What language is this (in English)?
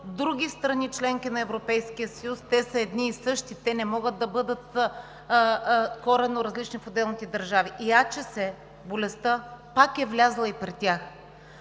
Bulgarian